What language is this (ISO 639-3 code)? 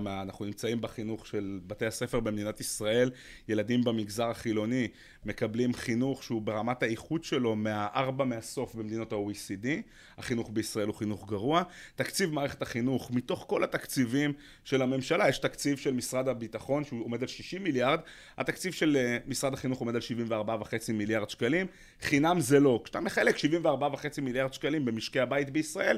heb